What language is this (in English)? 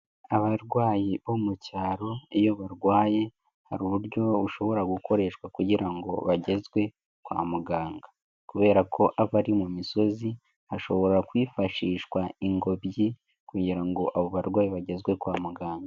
Kinyarwanda